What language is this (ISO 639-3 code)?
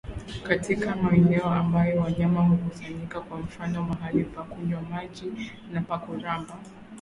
swa